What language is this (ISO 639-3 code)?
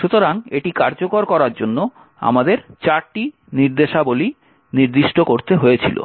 ben